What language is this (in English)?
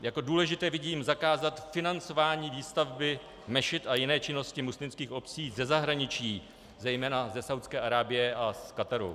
Czech